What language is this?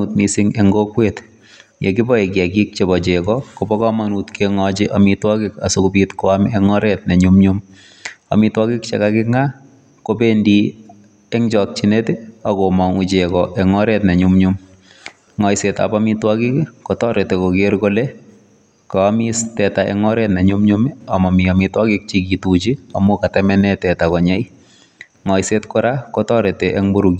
Kalenjin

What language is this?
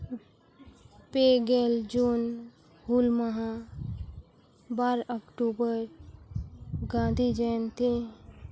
Santali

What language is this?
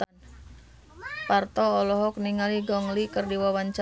Sundanese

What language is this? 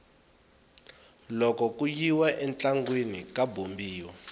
Tsonga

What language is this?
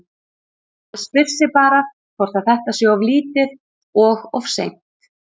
Icelandic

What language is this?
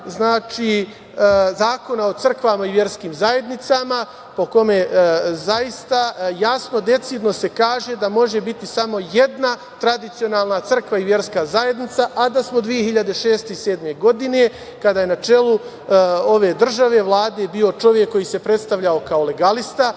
Serbian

